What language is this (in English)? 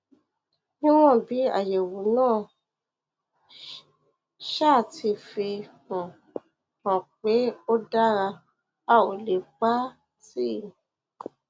Yoruba